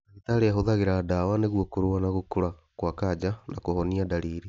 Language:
Kikuyu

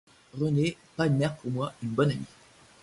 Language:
French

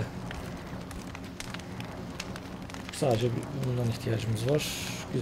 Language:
Turkish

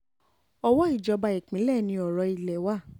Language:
Yoruba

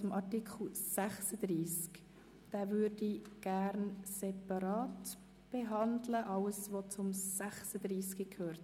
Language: Swiss German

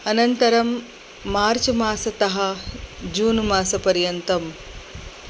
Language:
Sanskrit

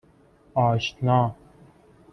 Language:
Persian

